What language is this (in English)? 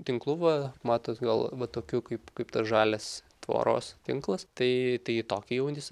Lithuanian